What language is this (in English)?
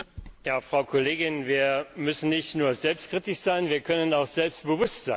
German